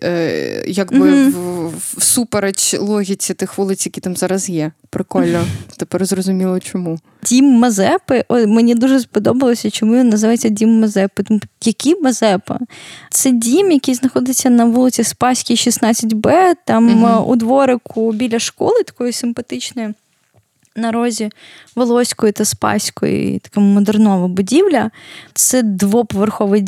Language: Ukrainian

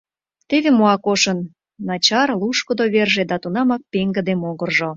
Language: Mari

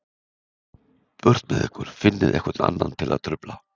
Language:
Icelandic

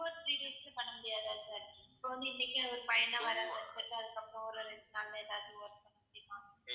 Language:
Tamil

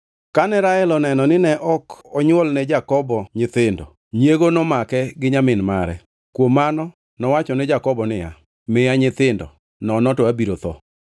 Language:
Luo (Kenya and Tanzania)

